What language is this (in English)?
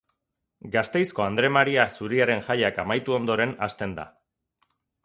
Basque